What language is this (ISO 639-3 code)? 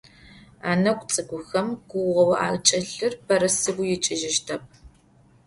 ady